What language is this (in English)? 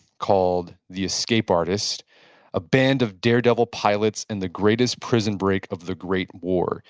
English